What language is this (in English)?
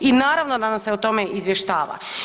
Croatian